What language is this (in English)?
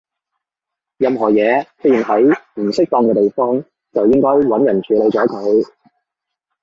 Cantonese